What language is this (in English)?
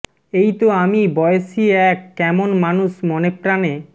Bangla